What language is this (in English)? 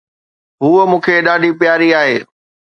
Sindhi